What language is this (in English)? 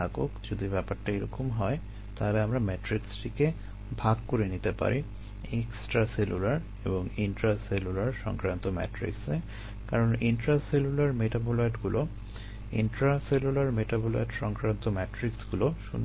Bangla